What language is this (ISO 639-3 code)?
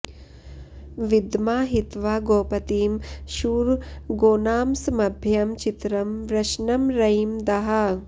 san